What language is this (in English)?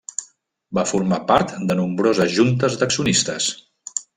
Catalan